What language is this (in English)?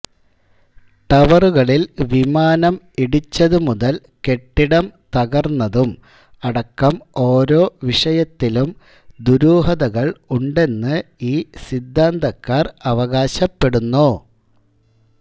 Malayalam